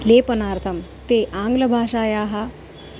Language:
Sanskrit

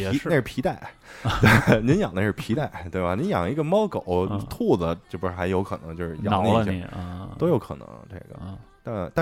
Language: Chinese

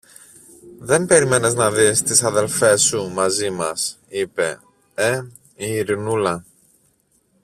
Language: Greek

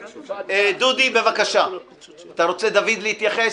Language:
Hebrew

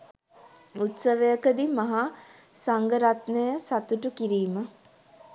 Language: Sinhala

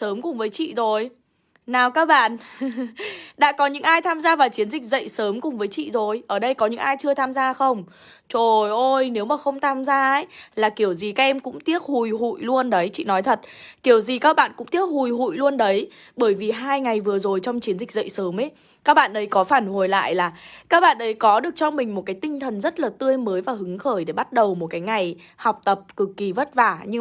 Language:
Vietnamese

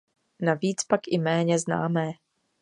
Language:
Czech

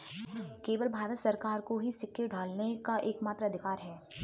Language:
Hindi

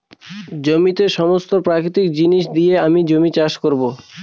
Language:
Bangla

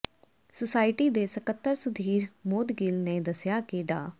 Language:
Punjabi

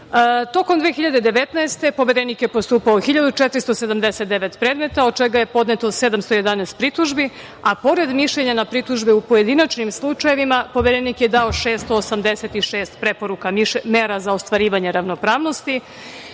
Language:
Serbian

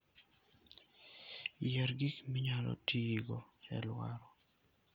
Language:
Luo (Kenya and Tanzania)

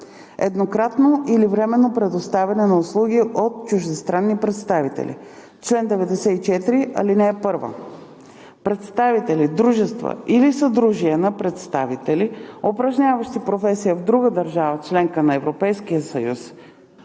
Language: Bulgarian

